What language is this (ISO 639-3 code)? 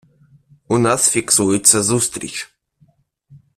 ukr